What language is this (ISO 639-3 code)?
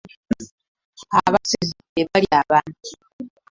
lug